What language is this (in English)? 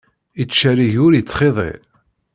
Kabyle